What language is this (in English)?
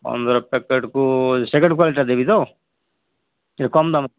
Odia